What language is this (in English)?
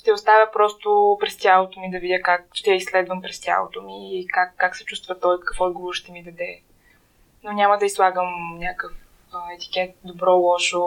Bulgarian